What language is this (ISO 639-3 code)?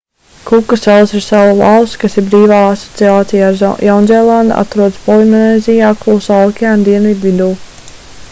lav